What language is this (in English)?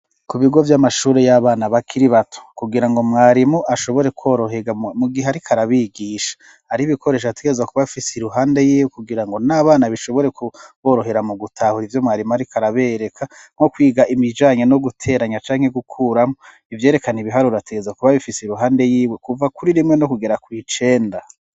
Rundi